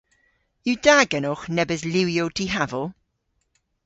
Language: Cornish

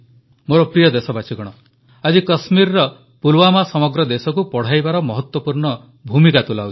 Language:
Odia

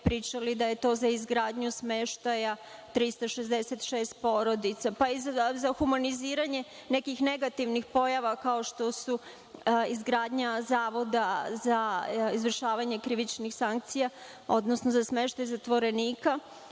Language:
Serbian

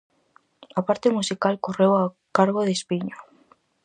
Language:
Galician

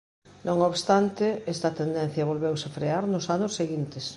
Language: Galician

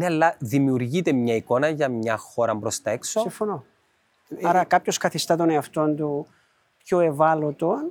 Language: Greek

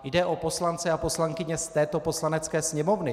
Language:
Czech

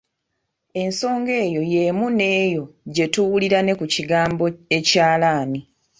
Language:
Ganda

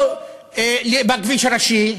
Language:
Hebrew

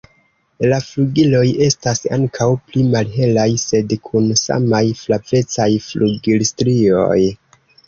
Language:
Esperanto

